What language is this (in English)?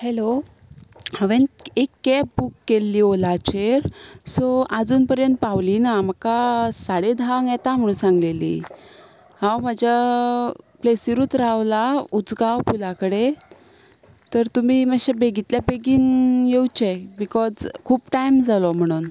Konkani